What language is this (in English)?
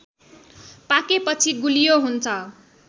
Nepali